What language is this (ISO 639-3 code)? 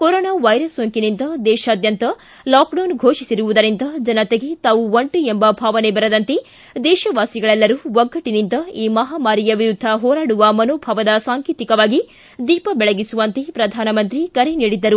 kan